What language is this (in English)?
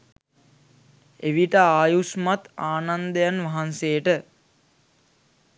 Sinhala